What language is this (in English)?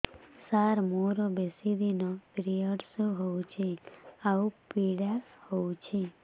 Odia